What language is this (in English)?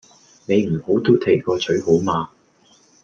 Cantonese